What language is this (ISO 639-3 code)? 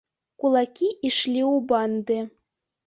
bel